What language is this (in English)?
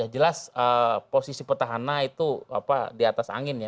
Indonesian